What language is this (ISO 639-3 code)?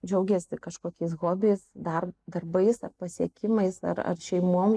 lit